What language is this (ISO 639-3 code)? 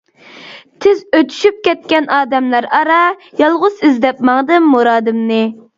uig